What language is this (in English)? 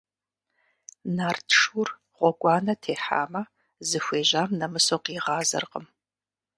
Kabardian